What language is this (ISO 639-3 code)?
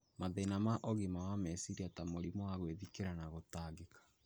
kik